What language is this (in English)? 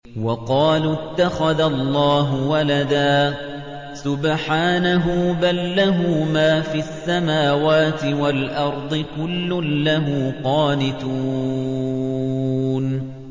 Arabic